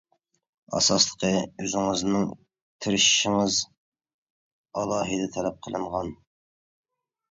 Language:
Uyghur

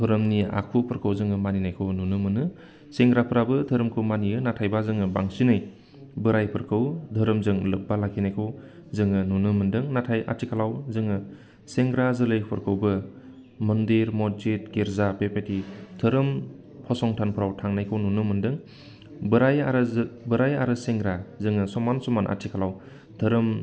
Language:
Bodo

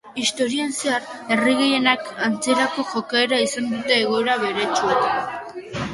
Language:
Basque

